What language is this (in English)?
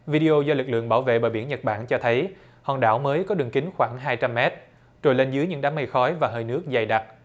Vietnamese